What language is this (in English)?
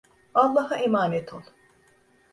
Turkish